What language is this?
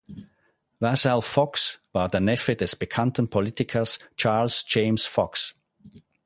German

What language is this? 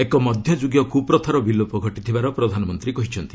Odia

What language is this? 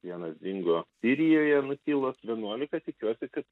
Lithuanian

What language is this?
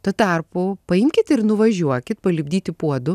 Lithuanian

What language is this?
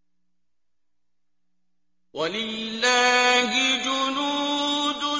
Arabic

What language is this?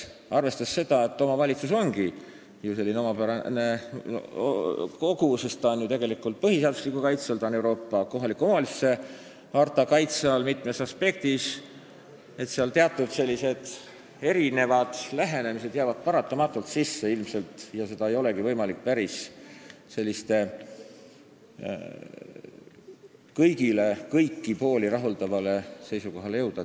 Estonian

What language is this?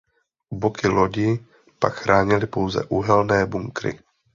Czech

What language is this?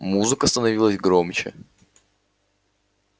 Russian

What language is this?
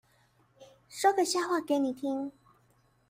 Chinese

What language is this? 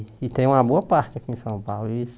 Portuguese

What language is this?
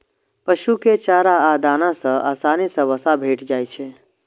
Maithili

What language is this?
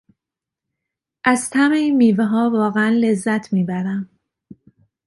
Persian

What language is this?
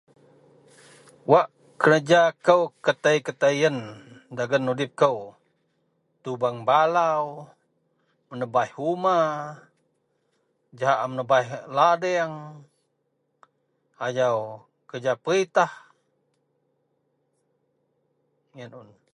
Central Melanau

